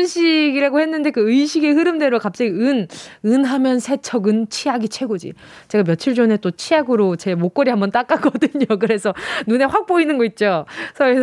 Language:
Korean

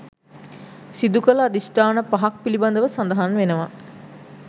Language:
Sinhala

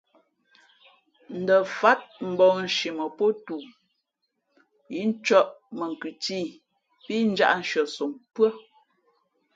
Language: Fe'fe'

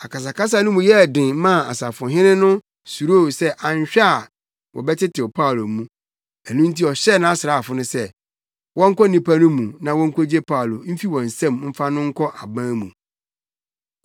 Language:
Akan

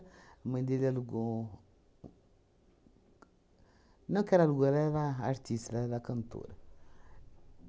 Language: Portuguese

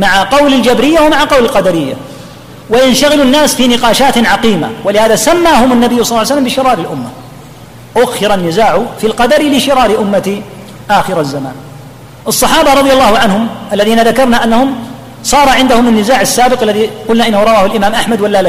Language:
Arabic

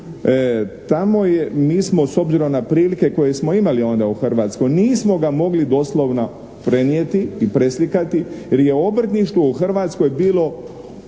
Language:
Croatian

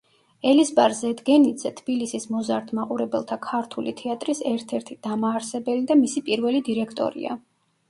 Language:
Georgian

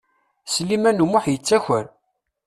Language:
Kabyle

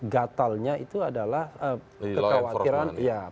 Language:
Indonesian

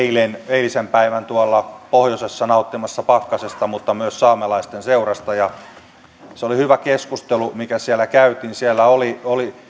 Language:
Finnish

